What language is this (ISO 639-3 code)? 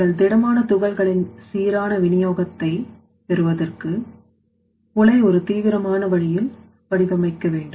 tam